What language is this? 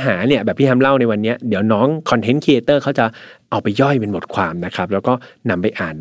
Thai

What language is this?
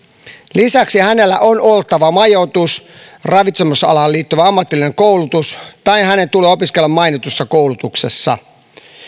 Finnish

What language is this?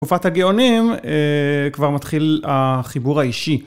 Hebrew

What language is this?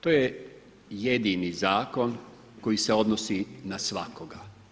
Croatian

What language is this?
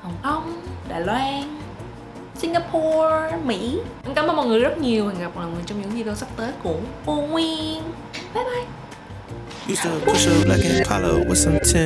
Vietnamese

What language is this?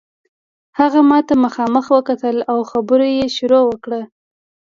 Pashto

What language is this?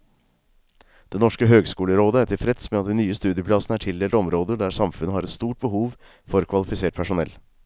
Norwegian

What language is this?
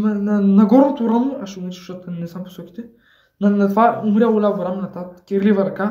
Bulgarian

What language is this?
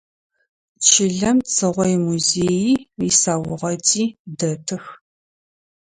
Adyghe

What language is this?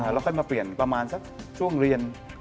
Thai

